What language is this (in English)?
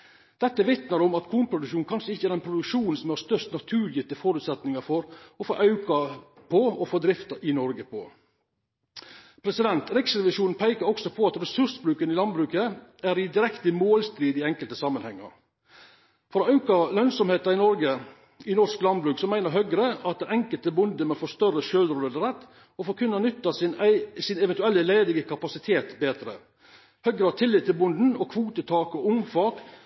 Norwegian Nynorsk